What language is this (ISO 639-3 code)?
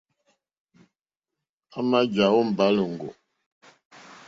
bri